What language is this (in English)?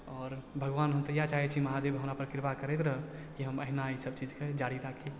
Maithili